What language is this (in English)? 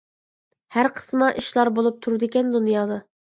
Uyghur